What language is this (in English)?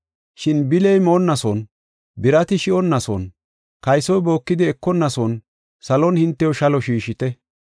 Gofa